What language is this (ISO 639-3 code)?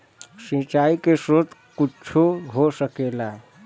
bho